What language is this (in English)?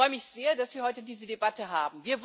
German